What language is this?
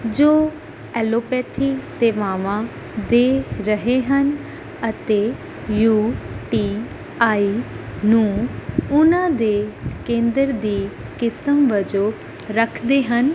Punjabi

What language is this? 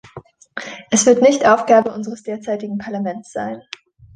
German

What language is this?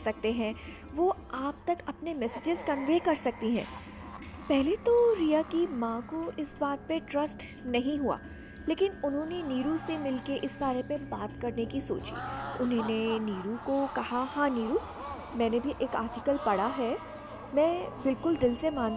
Hindi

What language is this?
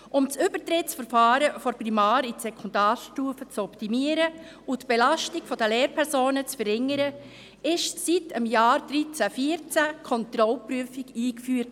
Swiss German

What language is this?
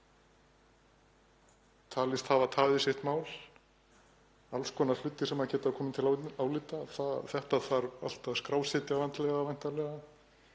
Icelandic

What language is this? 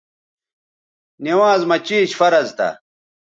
Bateri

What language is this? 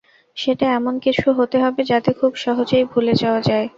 Bangla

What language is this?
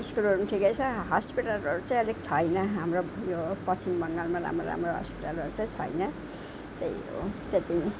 Nepali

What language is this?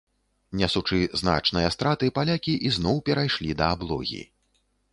Belarusian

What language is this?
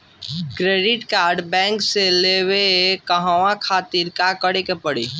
Bhojpuri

